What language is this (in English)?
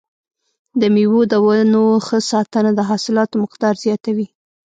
Pashto